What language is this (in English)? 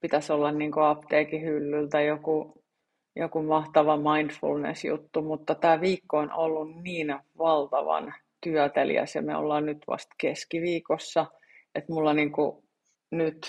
Finnish